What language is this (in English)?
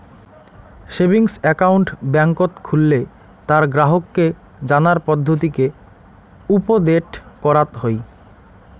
Bangla